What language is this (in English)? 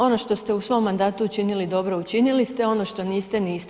Croatian